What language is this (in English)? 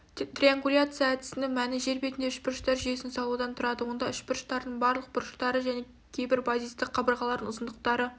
Kazakh